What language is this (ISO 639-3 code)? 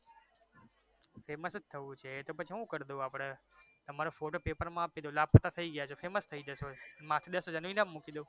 guj